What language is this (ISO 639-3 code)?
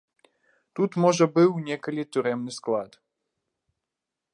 bel